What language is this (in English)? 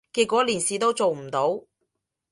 Cantonese